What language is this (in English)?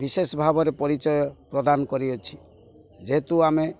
Odia